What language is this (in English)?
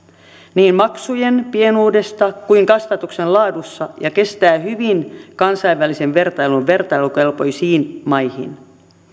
Finnish